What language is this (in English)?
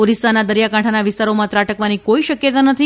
Gujarati